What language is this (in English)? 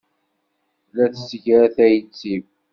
Kabyle